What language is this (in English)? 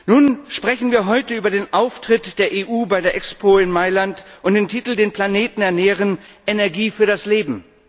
German